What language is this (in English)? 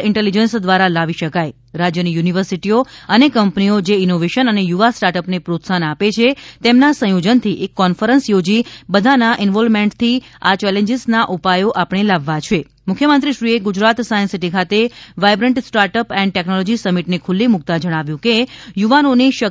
Gujarati